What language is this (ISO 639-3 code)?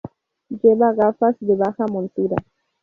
spa